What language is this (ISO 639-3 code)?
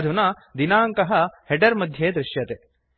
san